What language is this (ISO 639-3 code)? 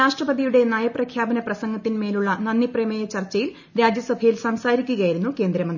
mal